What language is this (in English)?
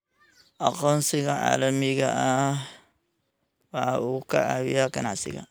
Somali